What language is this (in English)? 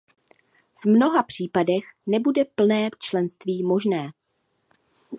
Czech